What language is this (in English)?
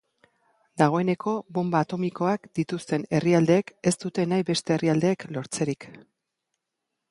Basque